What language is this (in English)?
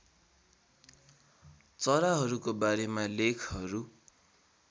Nepali